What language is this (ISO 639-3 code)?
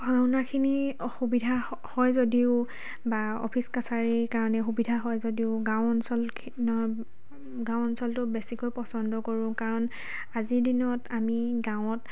asm